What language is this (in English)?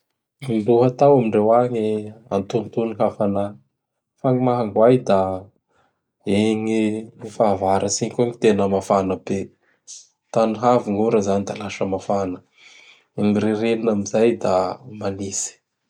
Bara Malagasy